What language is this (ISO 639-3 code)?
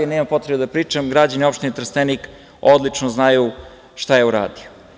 srp